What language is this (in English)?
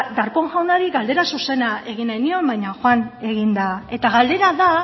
Basque